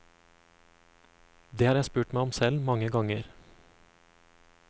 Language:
Norwegian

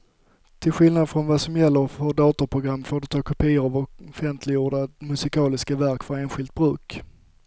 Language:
Swedish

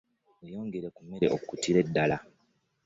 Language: Ganda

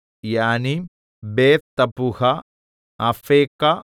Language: Malayalam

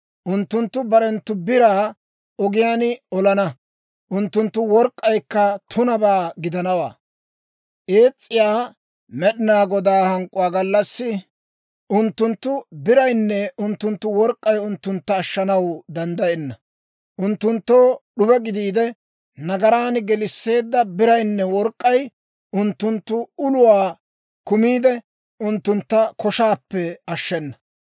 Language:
Dawro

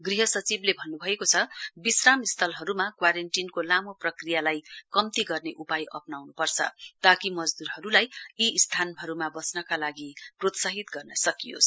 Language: Nepali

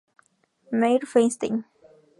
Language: Spanish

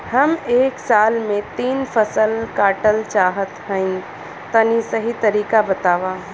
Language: Bhojpuri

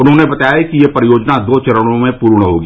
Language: Hindi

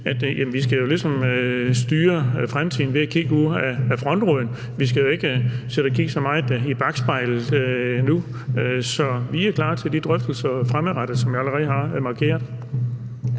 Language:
Danish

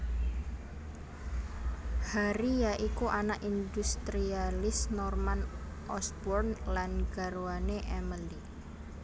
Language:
Javanese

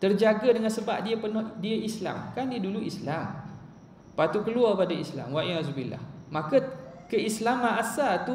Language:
Malay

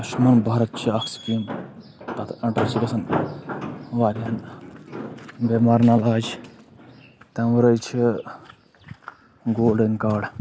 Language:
Kashmiri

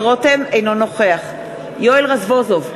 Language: Hebrew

